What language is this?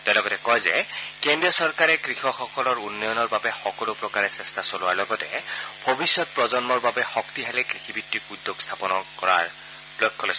Assamese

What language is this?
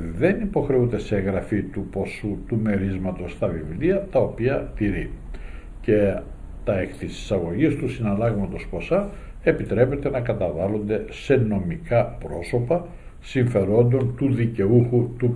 Greek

